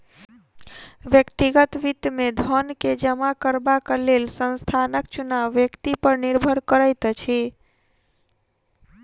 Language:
Maithili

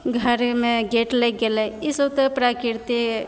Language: Maithili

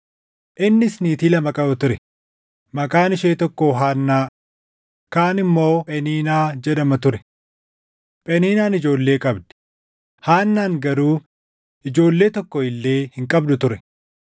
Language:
Oromo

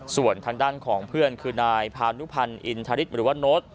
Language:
Thai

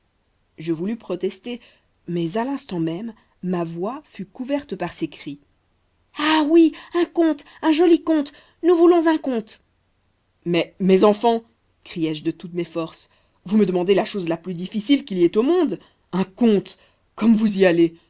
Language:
French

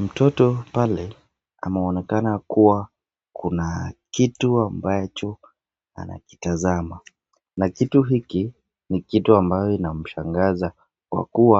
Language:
Swahili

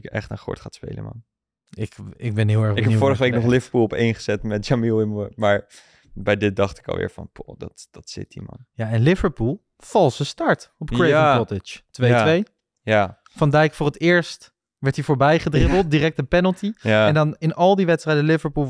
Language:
Dutch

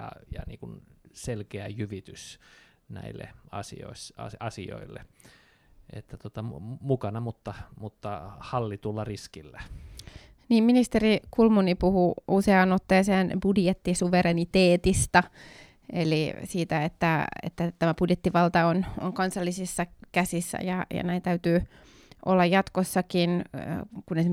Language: Finnish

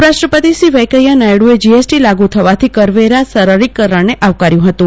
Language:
Gujarati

